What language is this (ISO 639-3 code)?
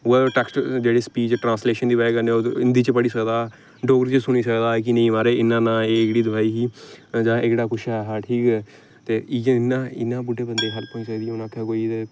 doi